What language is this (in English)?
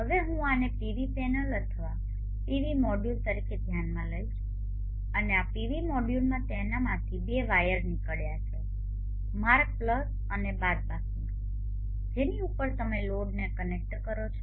Gujarati